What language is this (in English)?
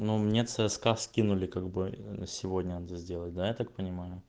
Russian